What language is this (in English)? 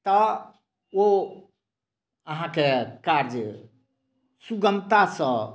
Maithili